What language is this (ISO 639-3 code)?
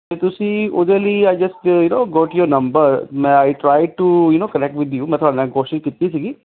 pan